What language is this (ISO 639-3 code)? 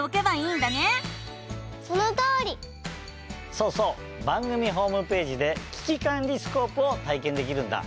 jpn